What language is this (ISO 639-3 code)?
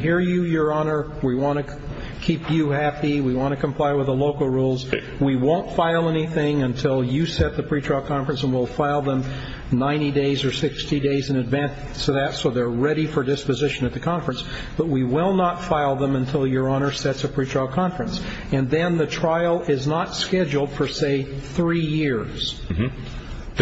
eng